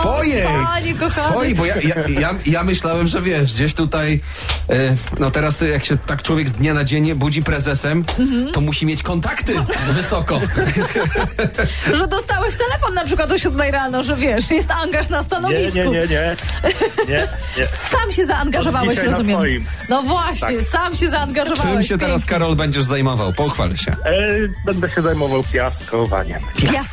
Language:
Polish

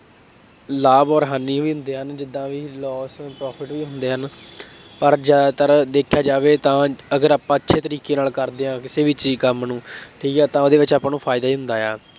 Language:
Punjabi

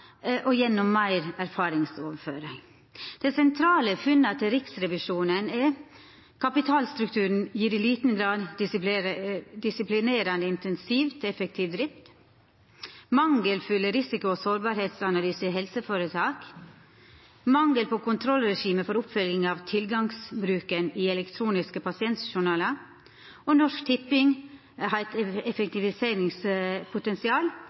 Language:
Norwegian Nynorsk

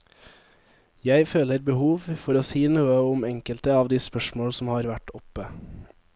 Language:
Norwegian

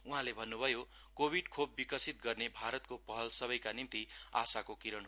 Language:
Nepali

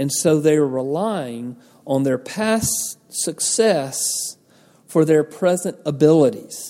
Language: English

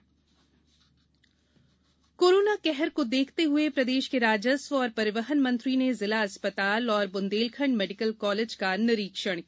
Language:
Hindi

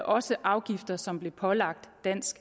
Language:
Danish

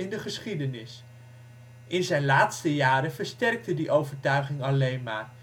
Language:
Dutch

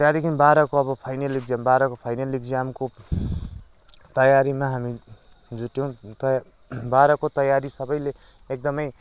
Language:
Nepali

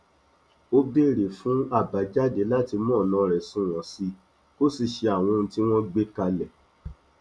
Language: Yoruba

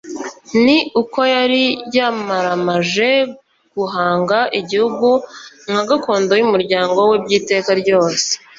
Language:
Kinyarwanda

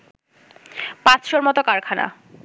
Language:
Bangla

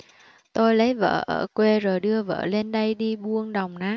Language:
Vietnamese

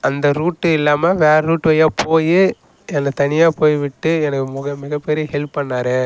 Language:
Tamil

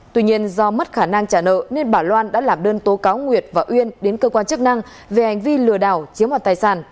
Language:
Vietnamese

